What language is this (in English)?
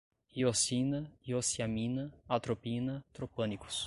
Portuguese